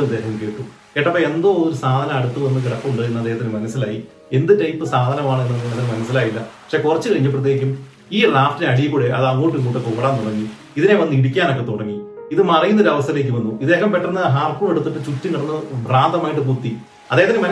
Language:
Malayalam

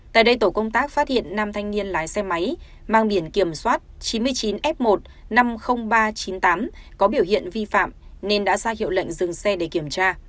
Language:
Vietnamese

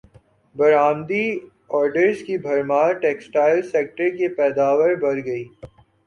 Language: Urdu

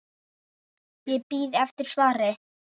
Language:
Icelandic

